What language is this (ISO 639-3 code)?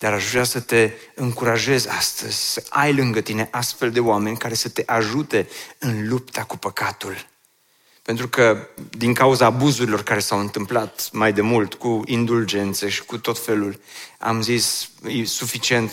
ron